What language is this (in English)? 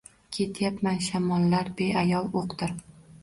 Uzbek